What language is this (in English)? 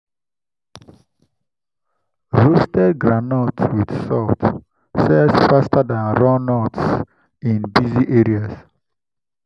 Nigerian Pidgin